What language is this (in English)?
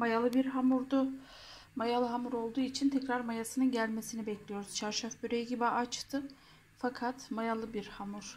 Turkish